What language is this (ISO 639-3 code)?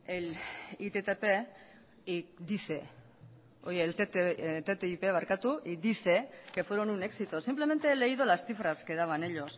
spa